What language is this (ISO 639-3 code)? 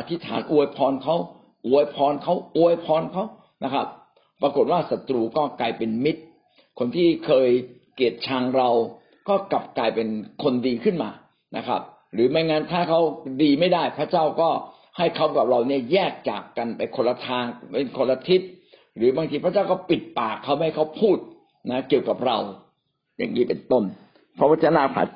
tha